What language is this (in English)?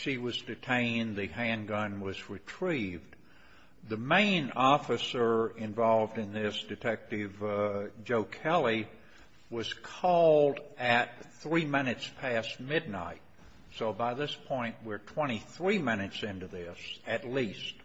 English